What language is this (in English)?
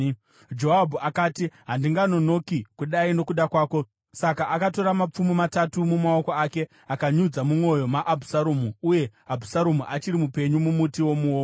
Shona